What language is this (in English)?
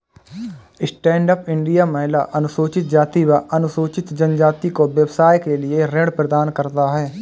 Hindi